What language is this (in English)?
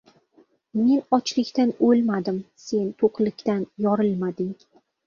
Uzbek